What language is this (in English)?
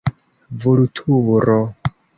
Esperanto